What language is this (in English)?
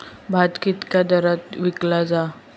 Marathi